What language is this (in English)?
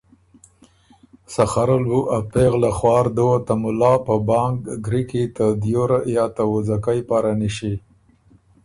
Ormuri